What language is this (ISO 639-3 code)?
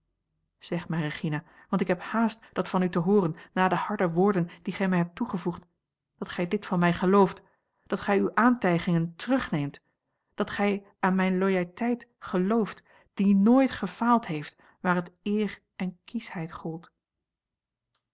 nld